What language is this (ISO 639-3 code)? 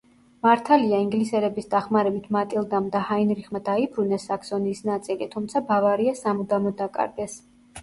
kat